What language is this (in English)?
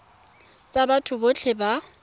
Tswana